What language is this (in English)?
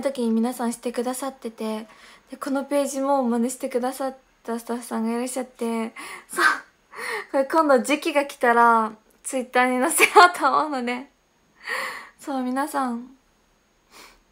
Japanese